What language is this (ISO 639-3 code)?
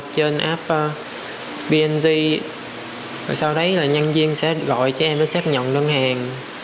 vie